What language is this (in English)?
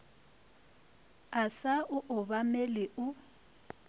Northern Sotho